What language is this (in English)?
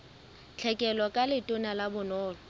Southern Sotho